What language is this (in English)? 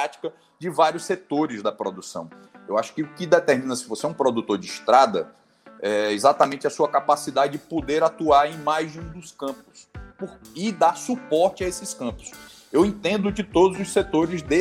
Portuguese